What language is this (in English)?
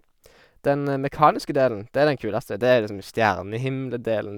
Norwegian